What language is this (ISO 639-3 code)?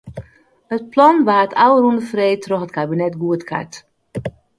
fry